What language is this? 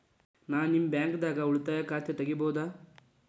Kannada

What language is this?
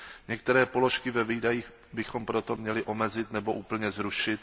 Czech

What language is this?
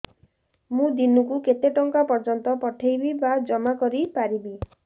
Odia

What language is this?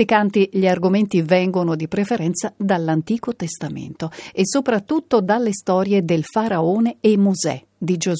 Italian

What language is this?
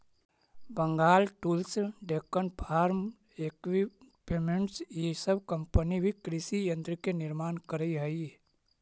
Magahi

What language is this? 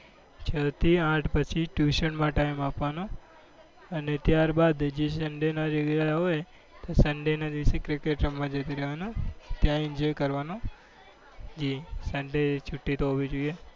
Gujarati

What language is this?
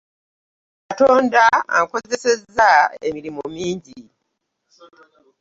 Ganda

